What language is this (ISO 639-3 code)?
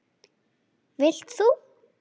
isl